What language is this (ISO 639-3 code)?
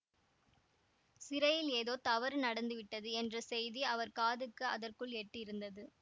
tam